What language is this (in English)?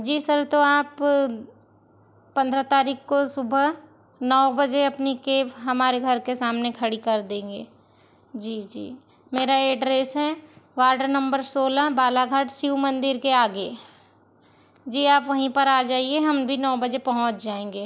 Hindi